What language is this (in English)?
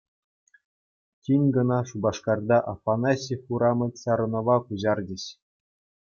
Chuvash